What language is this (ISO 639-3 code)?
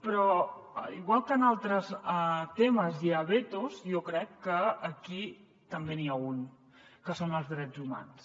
cat